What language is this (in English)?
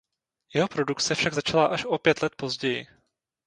Czech